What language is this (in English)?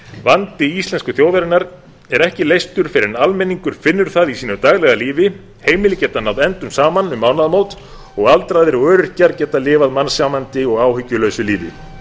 Icelandic